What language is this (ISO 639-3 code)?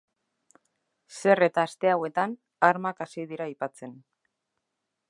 eus